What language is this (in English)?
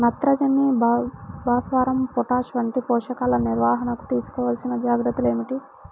Telugu